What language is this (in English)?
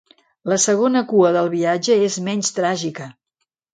Catalan